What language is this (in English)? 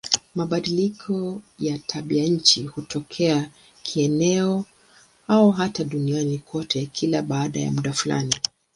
Swahili